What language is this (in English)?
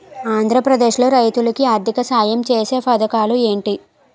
Telugu